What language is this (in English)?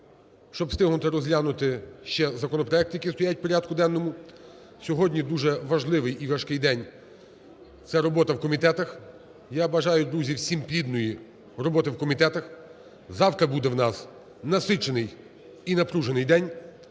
Ukrainian